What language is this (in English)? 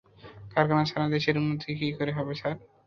Bangla